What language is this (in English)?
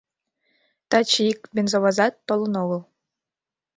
Mari